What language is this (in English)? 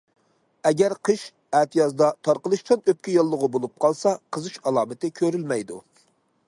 Uyghur